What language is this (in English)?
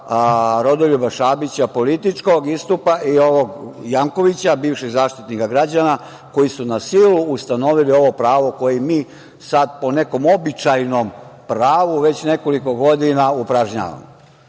Serbian